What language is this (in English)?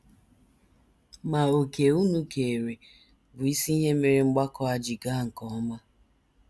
Igbo